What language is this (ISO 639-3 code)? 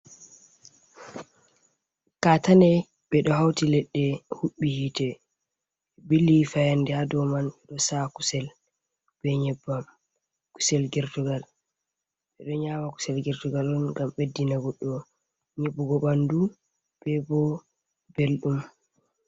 ful